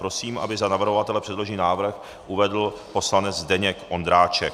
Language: Czech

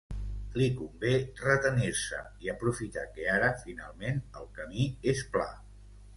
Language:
Catalan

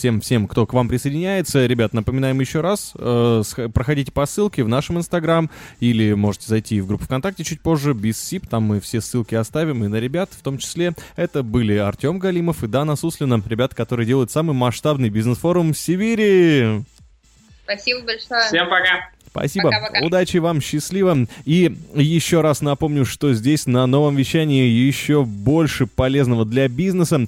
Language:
Russian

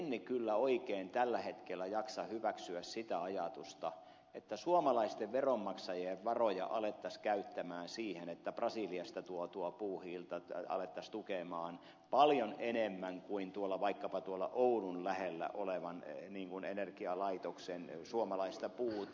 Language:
Finnish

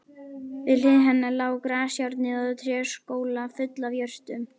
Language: Icelandic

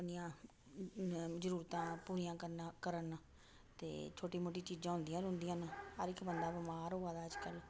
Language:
Dogri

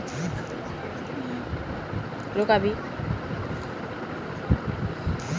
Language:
Magahi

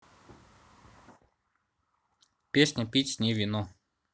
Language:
Russian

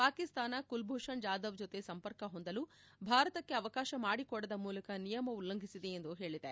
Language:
Kannada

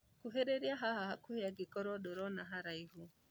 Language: Kikuyu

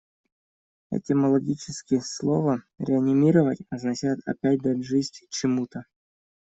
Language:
Russian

